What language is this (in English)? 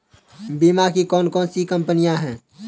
Hindi